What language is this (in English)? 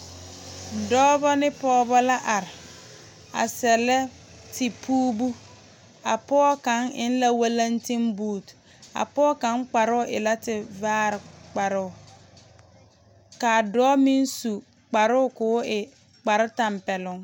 Southern Dagaare